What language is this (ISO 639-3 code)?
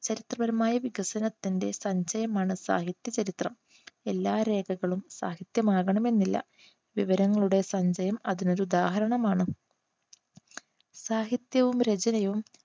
mal